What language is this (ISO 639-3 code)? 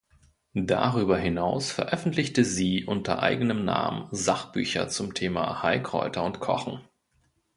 deu